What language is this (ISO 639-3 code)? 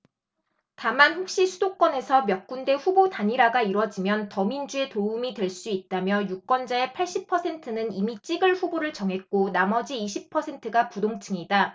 kor